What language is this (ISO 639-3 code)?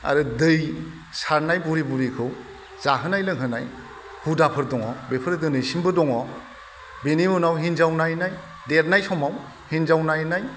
brx